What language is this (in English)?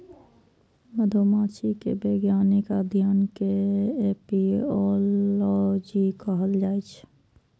Maithili